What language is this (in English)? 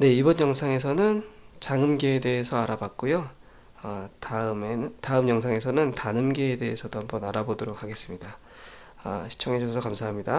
Korean